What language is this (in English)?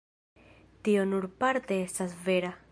Esperanto